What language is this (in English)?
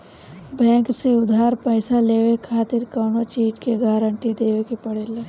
Bhojpuri